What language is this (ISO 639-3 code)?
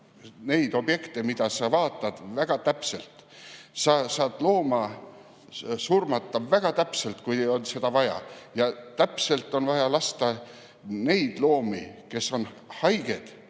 est